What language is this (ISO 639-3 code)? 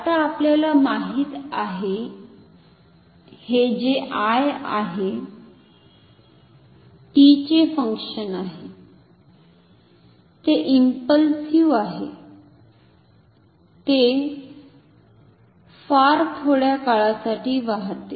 mar